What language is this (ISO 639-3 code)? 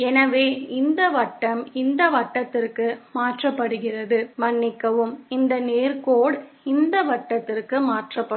tam